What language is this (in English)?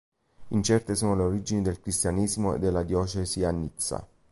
Italian